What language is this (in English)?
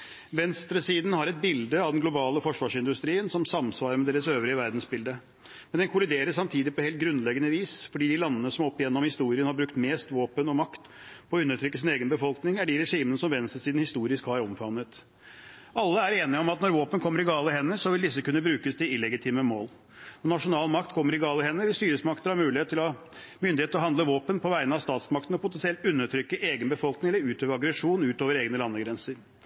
Norwegian Bokmål